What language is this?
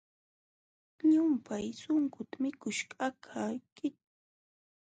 Jauja Wanca Quechua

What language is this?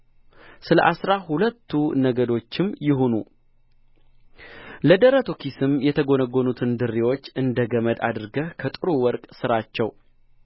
Amharic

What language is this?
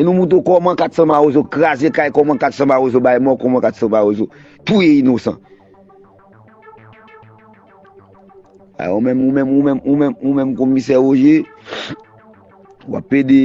French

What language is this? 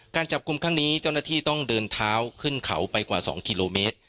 Thai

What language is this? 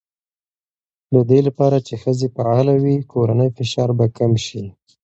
Pashto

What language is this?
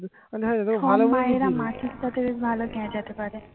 Bangla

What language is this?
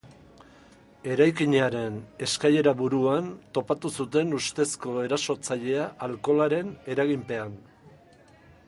Basque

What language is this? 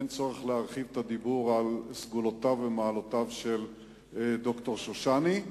Hebrew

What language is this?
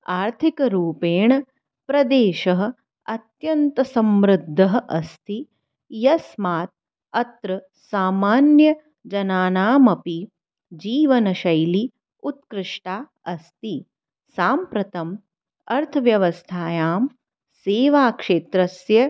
Sanskrit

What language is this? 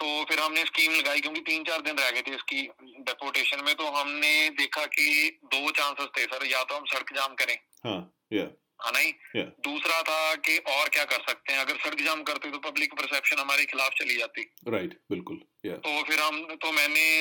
Punjabi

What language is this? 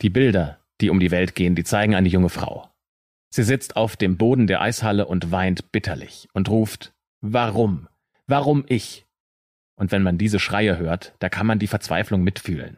German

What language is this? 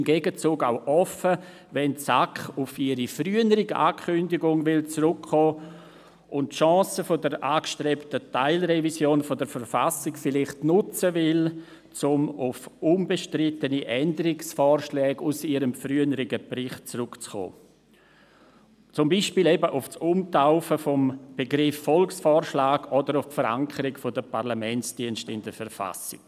Swiss German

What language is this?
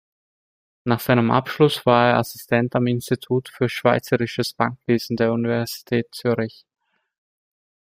German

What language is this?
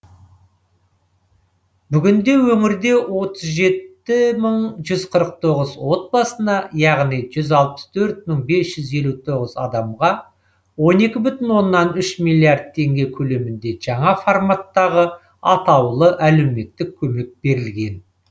Kazakh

